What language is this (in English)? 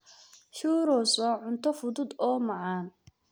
Somali